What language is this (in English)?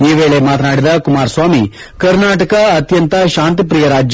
Kannada